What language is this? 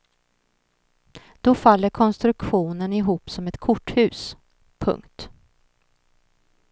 Swedish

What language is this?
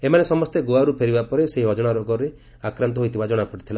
Odia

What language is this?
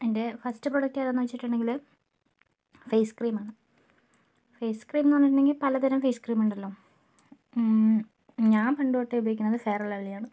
Malayalam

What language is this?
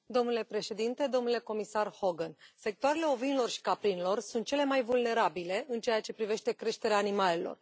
Romanian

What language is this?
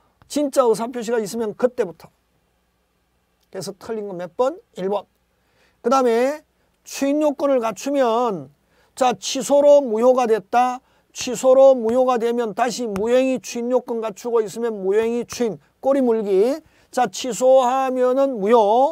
Korean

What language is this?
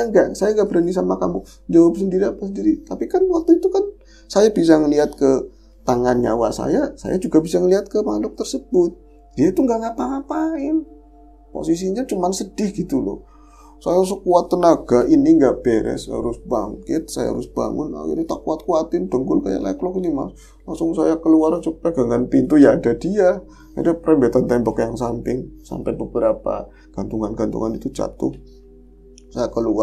Indonesian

